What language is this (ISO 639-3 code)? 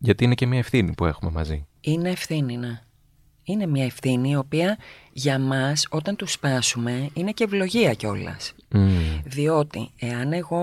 ell